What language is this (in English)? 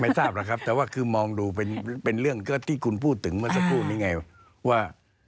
Thai